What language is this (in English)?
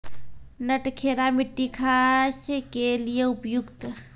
Maithili